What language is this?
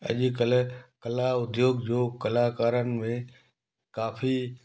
Sindhi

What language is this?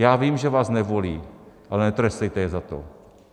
Czech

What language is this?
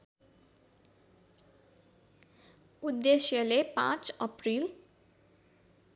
Nepali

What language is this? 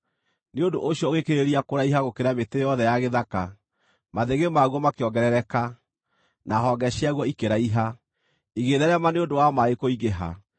Kikuyu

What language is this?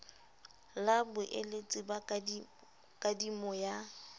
Southern Sotho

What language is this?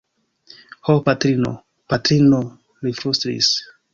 Esperanto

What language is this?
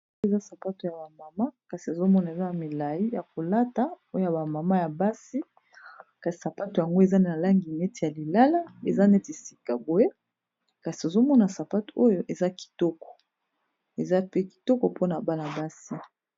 Lingala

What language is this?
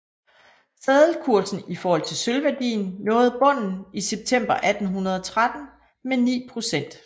Danish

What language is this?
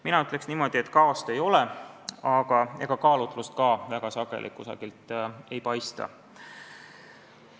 Estonian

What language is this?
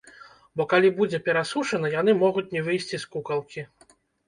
Belarusian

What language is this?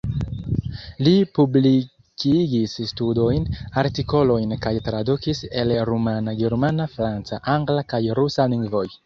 Esperanto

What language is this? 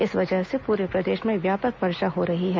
Hindi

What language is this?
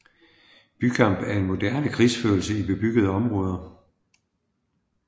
Danish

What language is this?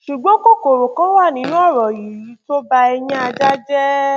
Yoruba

